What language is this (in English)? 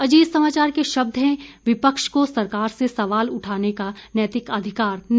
Hindi